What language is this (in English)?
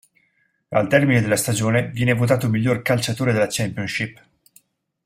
Italian